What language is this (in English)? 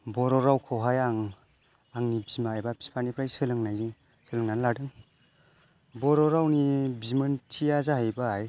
Bodo